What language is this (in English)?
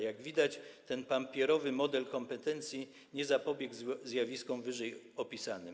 Polish